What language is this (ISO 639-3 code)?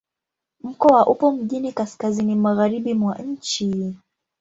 swa